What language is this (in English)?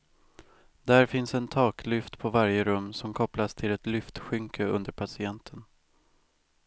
Swedish